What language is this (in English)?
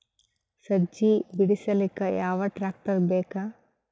Kannada